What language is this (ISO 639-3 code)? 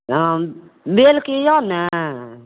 mai